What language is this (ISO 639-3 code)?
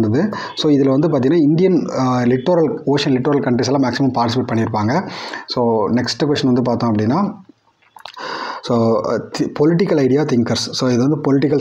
tam